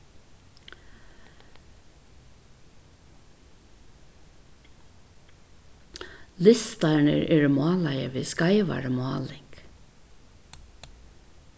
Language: Faroese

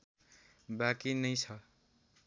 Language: Nepali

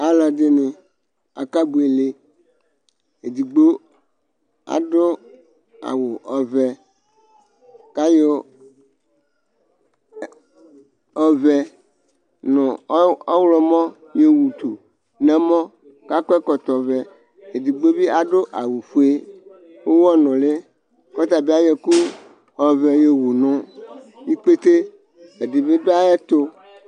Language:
Ikposo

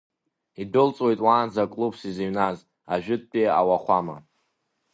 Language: Abkhazian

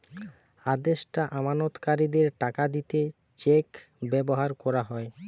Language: Bangla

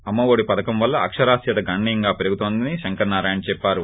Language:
Telugu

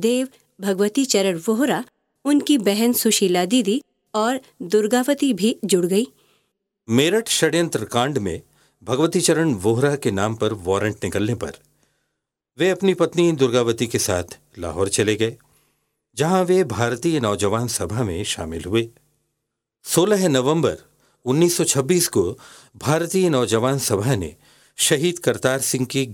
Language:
Hindi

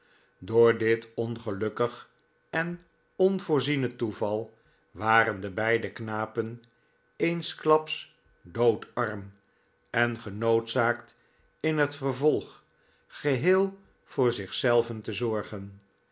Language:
Dutch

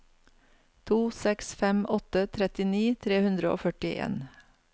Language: Norwegian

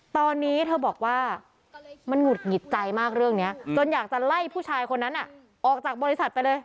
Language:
Thai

